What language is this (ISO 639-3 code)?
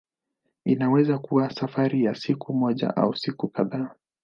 swa